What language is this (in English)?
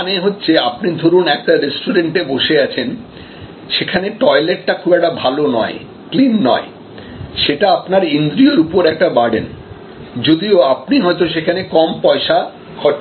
Bangla